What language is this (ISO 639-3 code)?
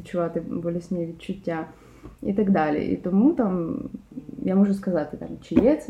ukr